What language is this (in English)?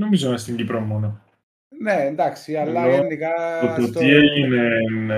Greek